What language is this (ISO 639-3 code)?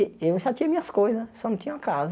por